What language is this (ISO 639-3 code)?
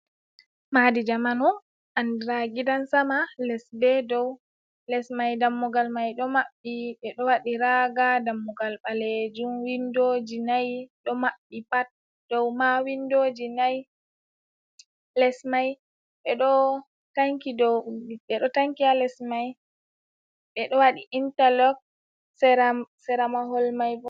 ful